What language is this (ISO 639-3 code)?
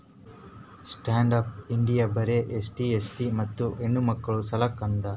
kan